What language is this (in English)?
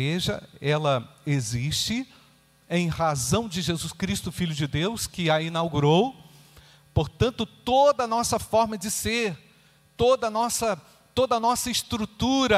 Portuguese